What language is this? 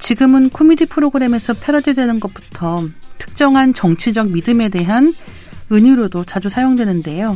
Korean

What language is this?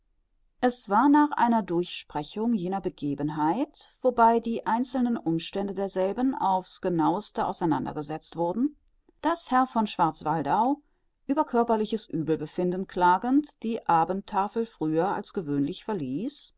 German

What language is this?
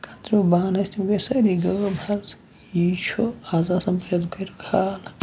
Kashmiri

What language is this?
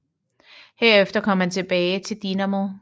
Danish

